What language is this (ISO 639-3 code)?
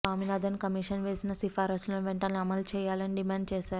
tel